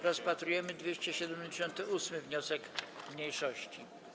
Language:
Polish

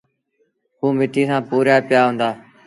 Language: Sindhi Bhil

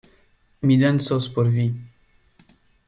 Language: Esperanto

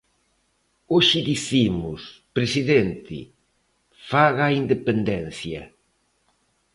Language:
Galician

